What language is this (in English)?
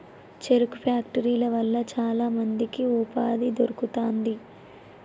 Telugu